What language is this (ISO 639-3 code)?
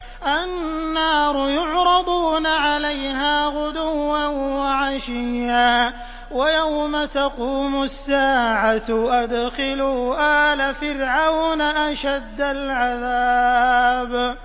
ara